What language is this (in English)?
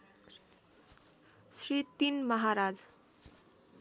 Nepali